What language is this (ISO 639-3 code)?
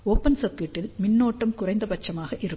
tam